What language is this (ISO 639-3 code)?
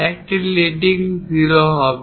ben